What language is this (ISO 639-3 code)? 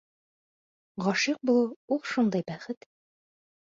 bak